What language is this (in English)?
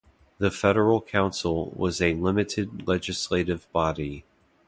English